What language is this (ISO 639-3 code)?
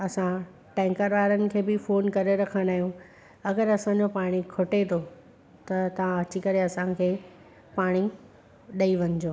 snd